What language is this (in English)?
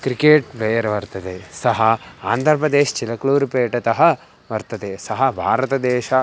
Sanskrit